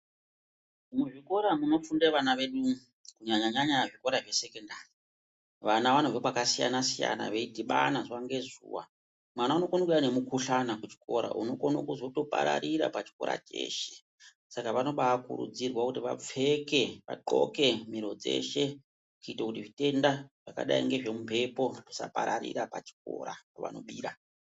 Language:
Ndau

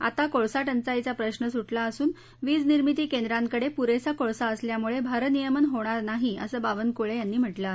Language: Marathi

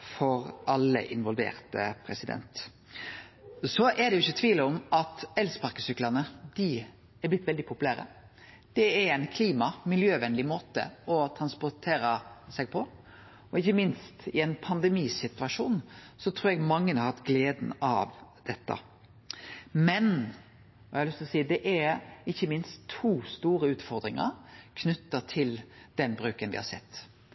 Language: Norwegian Nynorsk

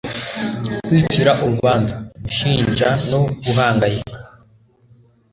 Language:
Kinyarwanda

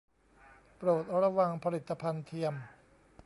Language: Thai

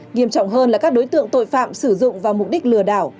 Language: Vietnamese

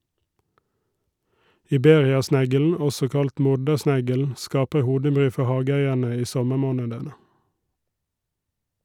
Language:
Norwegian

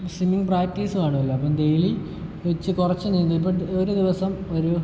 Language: Malayalam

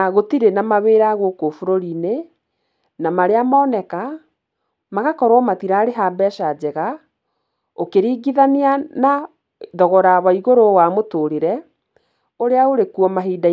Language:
Kikuyu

